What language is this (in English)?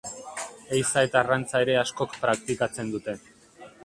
Basque